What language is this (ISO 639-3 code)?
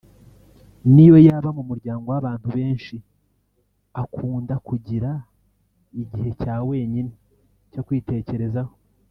kin